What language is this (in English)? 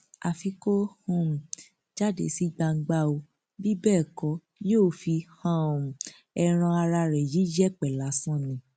Yoruba